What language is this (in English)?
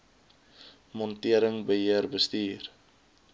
Afrikaans